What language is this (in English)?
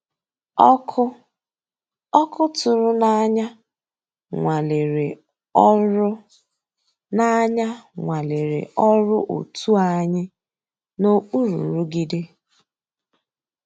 Igbo